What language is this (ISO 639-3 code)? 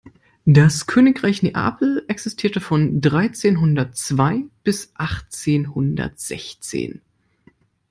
deu